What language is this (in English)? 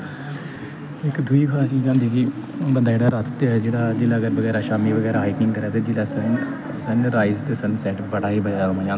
Dogri